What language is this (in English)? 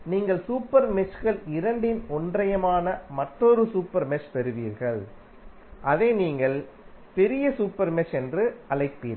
Tamil